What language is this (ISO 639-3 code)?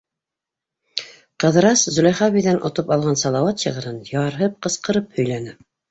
bak